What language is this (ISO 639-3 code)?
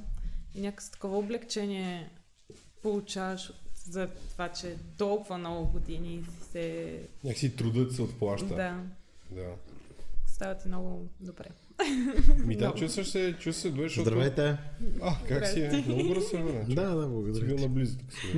bul